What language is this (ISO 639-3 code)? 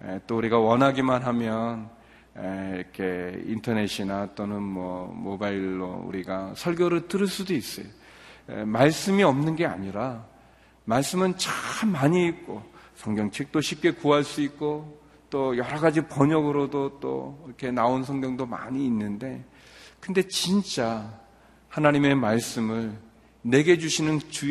kor